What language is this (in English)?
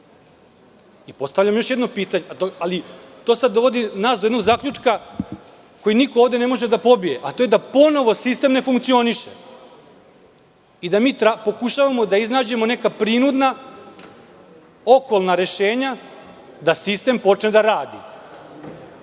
Serbian